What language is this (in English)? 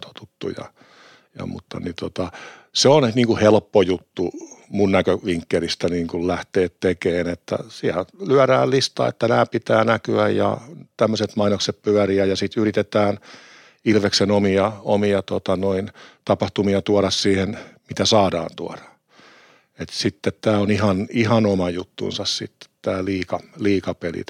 Finnish